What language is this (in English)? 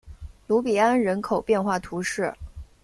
Chinese